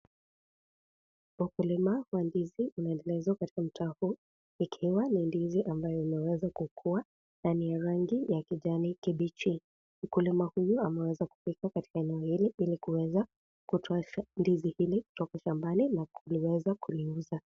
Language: Swahili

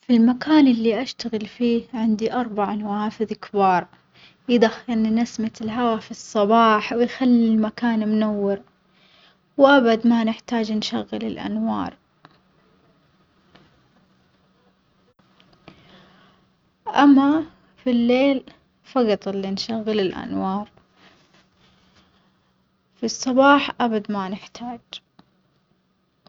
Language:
Omani Arabic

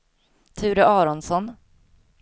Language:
Swedish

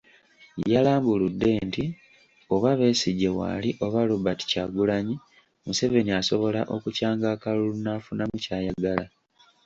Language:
Ganda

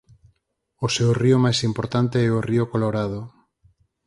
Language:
Galician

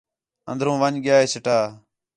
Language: Khetrani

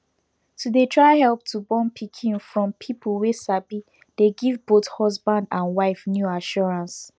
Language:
Nigerian Pidgin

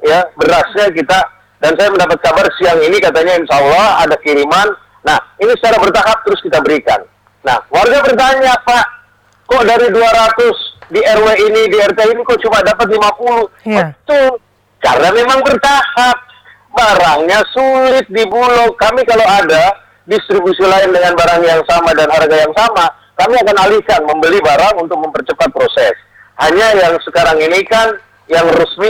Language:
Indonesian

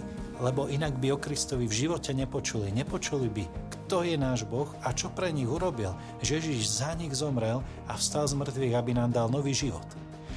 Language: Slovak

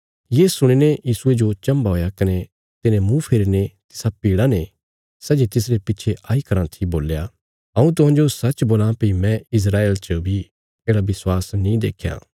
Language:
Bilaspuri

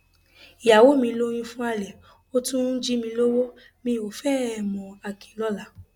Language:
Yoruba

